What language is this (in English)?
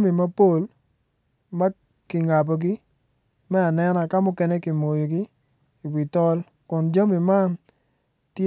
Acoli